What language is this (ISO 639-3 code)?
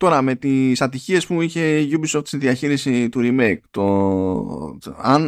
ell